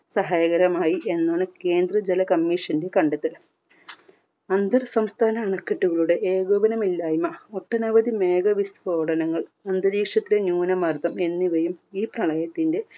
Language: Malayalam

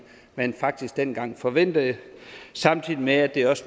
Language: Danish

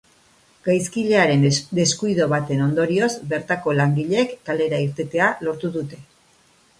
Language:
Basque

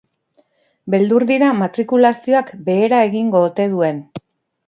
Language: Basque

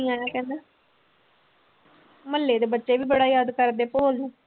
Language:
Punjabi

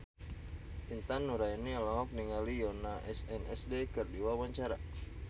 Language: Sundanese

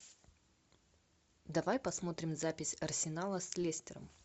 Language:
Russian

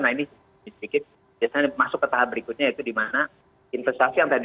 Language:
Indonesian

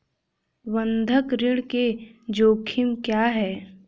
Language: Hindi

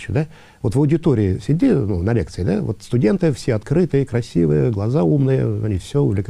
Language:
Russian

